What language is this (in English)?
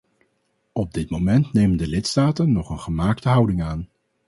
Dutch